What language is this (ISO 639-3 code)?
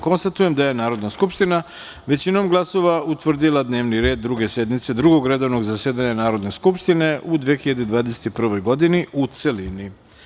srp